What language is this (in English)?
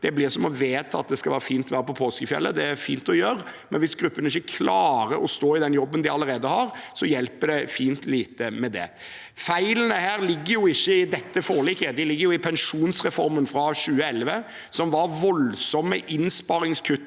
Norwegian